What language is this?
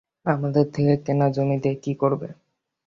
Bangla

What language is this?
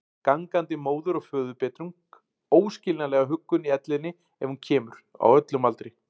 Icelandic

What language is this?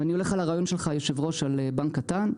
Hebrew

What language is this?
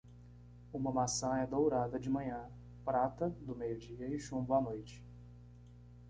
Portuguese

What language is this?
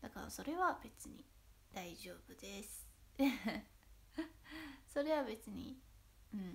Japanese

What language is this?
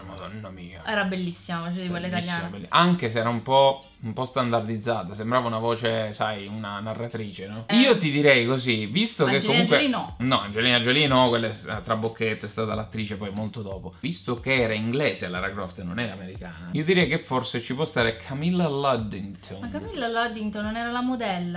Italian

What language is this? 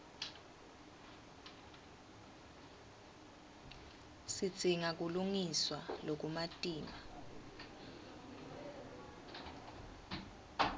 Swati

